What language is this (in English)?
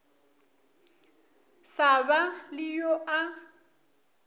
Northern Sotho